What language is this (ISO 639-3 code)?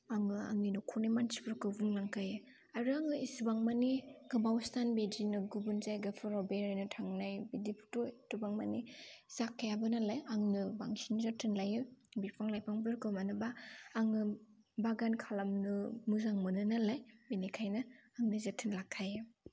brx